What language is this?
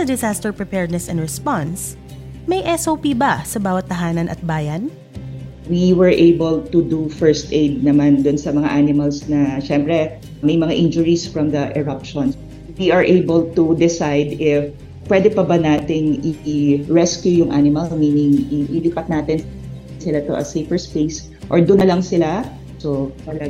Filipino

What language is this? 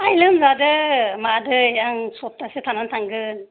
Bodo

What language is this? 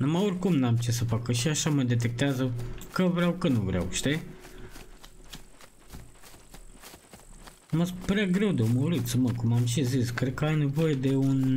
Romanian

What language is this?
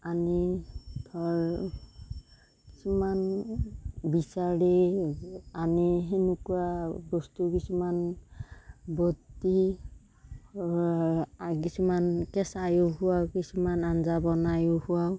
Assamese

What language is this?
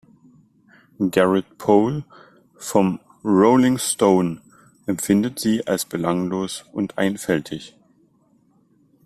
German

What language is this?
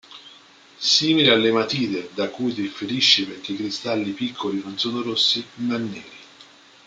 Italian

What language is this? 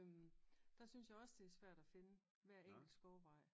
Danish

